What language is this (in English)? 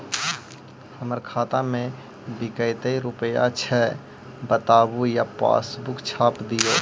Magahi